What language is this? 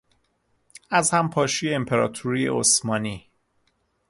Persian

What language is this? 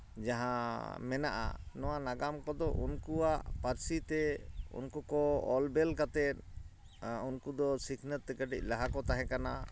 Santali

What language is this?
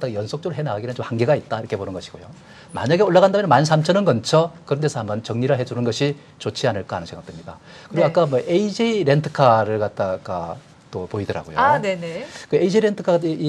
Korean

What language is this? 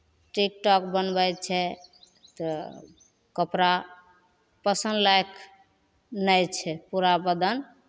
Maithili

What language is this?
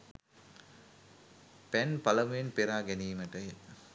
Sinhala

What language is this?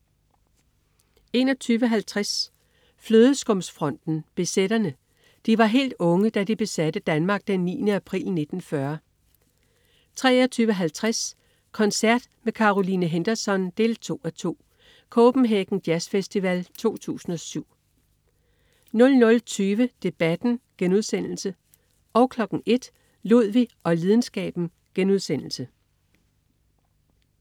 Danish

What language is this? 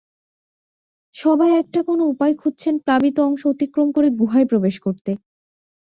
Bangla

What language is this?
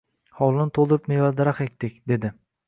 Uzbek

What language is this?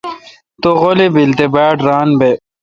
Kalkoti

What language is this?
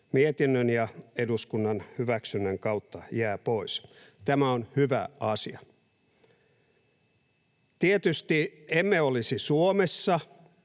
Finnish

